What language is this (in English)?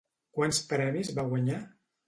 Catalan